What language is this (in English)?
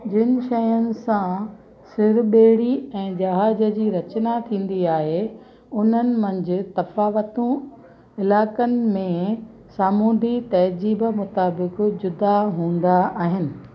Sindhi